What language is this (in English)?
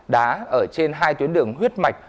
Vietnamese